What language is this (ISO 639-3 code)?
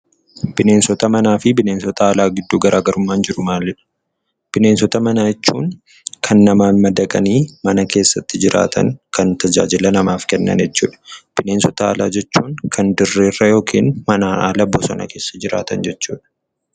orm